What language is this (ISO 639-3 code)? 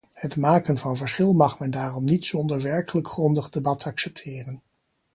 nld